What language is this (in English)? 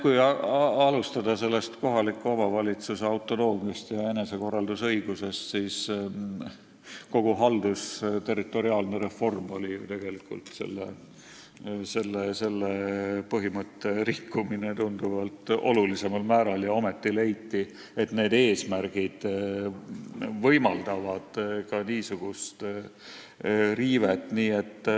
Estonian